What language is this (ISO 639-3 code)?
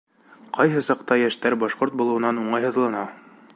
bak